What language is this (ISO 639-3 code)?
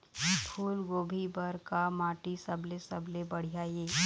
hne